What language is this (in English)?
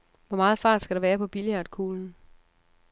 Danish